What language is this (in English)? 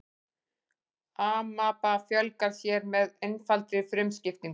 Icelandic